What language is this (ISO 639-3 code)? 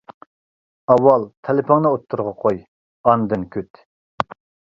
uig